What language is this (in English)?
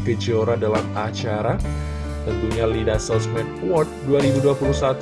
Indonesian